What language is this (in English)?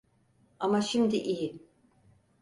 Turkish